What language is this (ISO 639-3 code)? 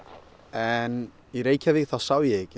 isl